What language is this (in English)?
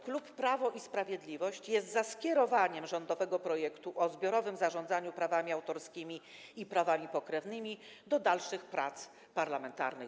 Polish